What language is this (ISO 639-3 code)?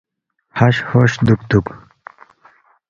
bft